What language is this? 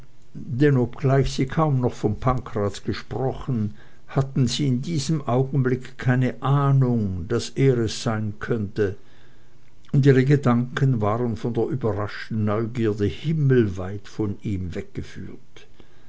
German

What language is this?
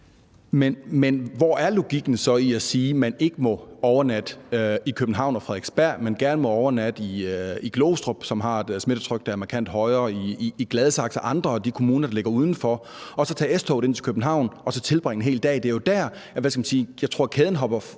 Danish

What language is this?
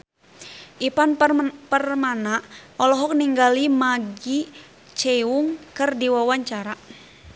Sundanese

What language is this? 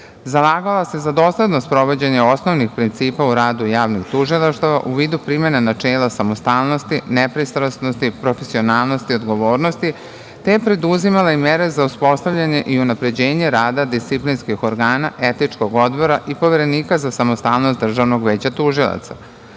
Serbian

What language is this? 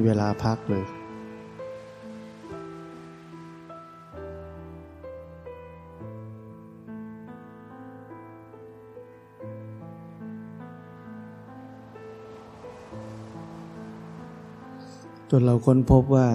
Thai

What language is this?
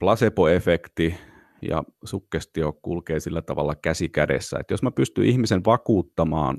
Finnish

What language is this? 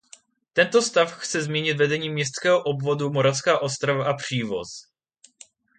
Czech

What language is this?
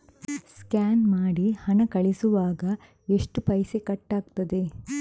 Kannada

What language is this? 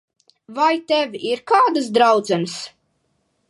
Latvian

